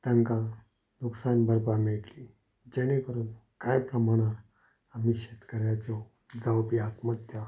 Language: Konkani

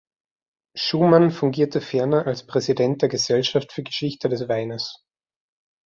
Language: German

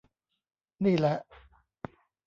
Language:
Thai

